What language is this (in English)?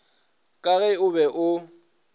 Northern Sotho